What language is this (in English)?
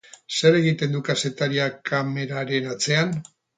Basque